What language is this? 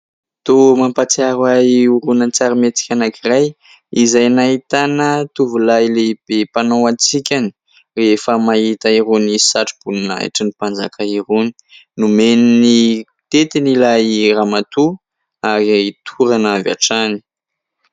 Malagasy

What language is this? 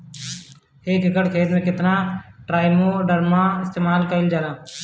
Bhojpuri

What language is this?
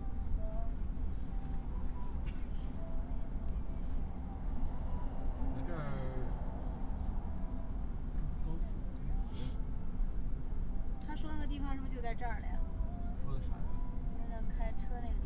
Chinese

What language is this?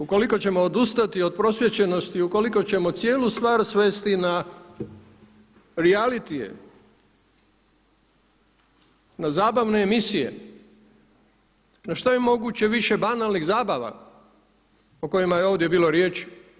Croatian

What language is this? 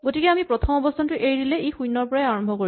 Assamese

